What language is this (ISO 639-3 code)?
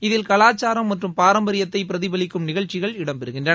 tam